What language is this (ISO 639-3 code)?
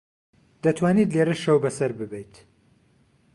ckb